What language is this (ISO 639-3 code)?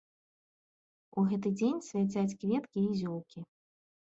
bel